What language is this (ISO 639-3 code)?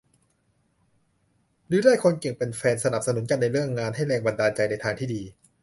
tha